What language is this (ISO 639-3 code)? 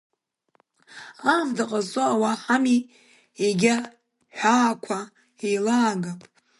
abk